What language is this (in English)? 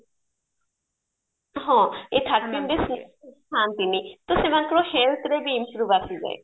Odia